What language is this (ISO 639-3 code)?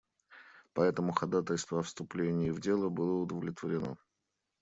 rus